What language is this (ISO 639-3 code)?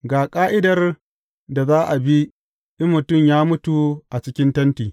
hau